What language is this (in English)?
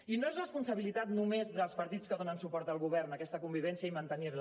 Catalan